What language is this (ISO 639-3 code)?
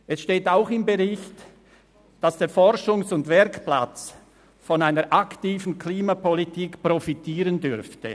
gsw